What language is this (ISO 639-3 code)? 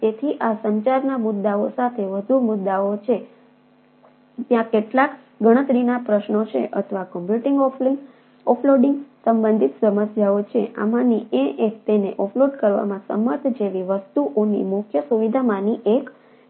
guj